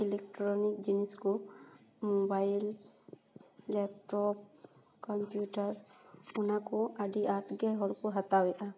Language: Santali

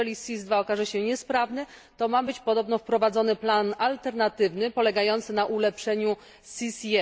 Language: Polish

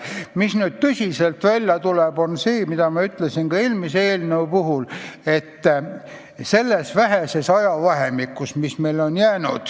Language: Estonian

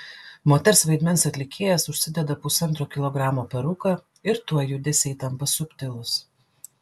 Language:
Lithuanian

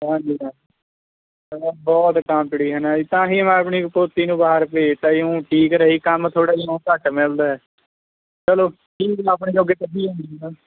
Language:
Punjabi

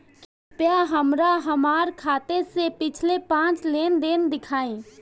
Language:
Bhojpuri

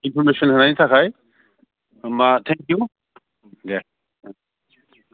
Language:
Bodo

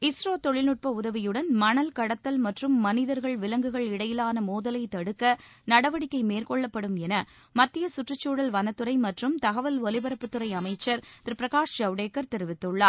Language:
Tamil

